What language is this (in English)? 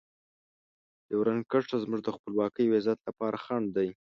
Pashto